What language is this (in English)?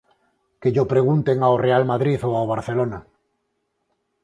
Galician